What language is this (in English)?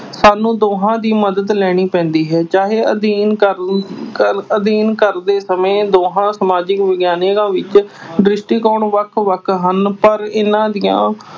Punjabi